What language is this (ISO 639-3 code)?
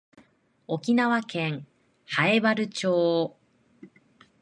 jpn